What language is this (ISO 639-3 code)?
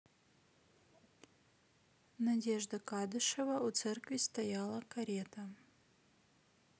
rus